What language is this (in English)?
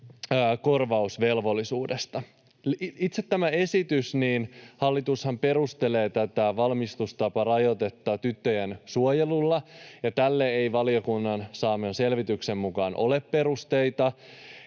Finnish